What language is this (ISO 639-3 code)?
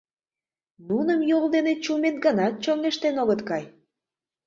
chm